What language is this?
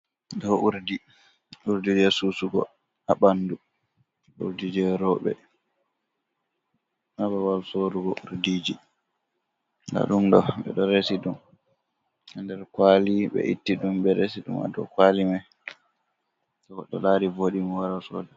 Fula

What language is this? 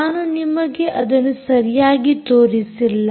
Kannada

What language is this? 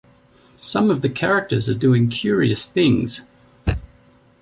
English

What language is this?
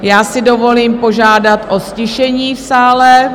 Czech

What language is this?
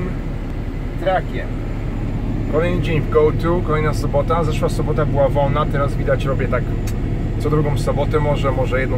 Polish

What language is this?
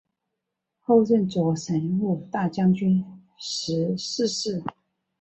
Chinese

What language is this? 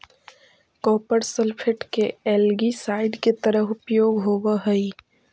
Magahi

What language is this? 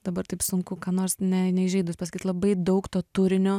Lithuanian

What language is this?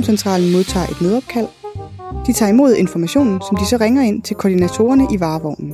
Danish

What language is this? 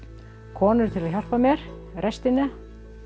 Icelandic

